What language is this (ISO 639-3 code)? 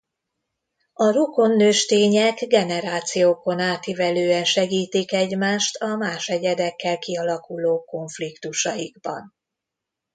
hun